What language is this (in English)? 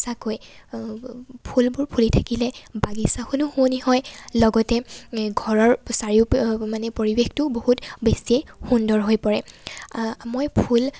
Assamese